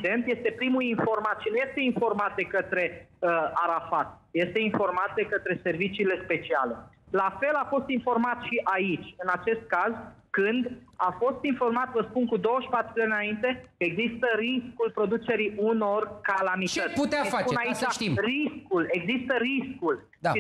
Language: Romanian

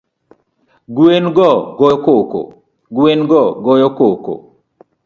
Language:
Luo (Kenya and Tanzania)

